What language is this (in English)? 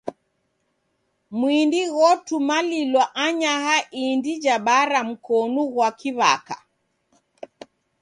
Taita